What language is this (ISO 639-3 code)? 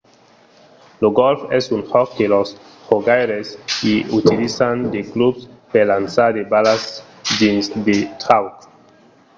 oci